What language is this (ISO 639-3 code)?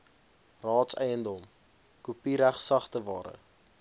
afr